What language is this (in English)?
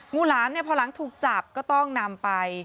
Thai